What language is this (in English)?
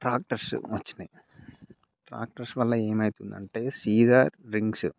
Telugu